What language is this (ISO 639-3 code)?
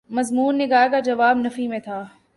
urd